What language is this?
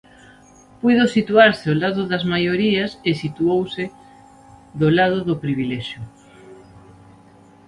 Galician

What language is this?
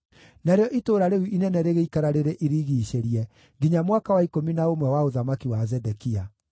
Kikuyu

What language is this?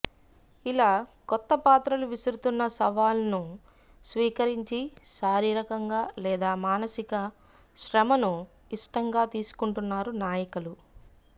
Telugu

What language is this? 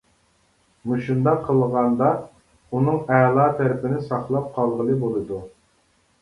Uyghur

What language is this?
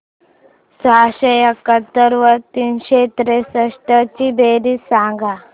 Marathi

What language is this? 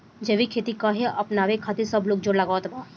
Bhojpuri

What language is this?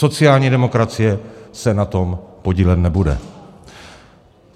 Czech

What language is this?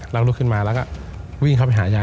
Thai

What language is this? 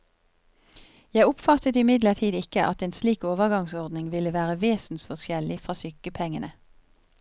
Norwegian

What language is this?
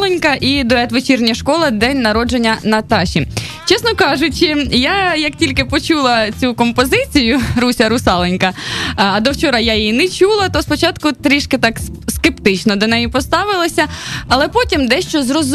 Ukrainian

